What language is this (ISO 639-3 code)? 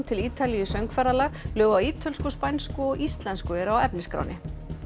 isl